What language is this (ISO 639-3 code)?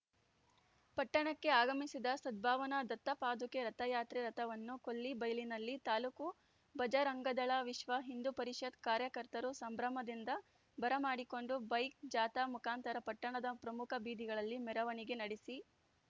kan